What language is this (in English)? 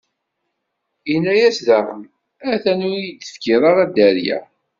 Kabyle